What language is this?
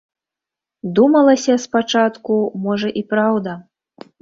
Belarusian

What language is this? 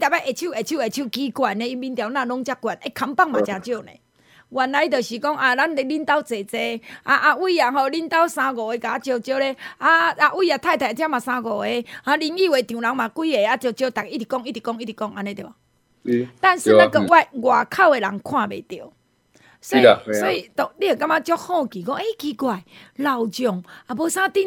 Chinese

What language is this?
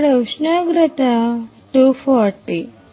Telugu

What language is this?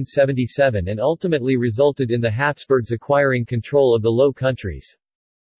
English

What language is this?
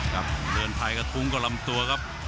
Thai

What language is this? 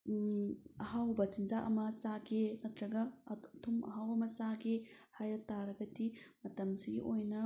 Manipuri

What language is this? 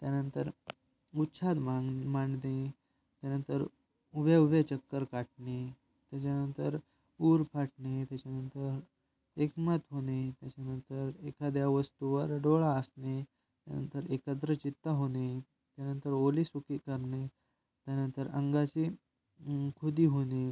Marathi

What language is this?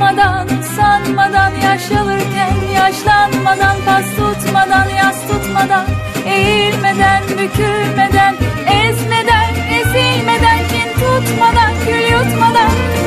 Turkish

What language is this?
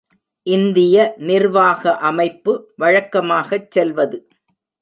Tamil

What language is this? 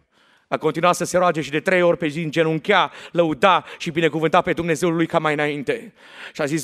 Romanian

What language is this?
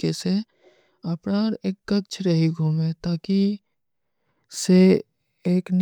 Kui (India)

